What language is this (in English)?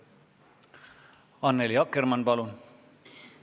Estonian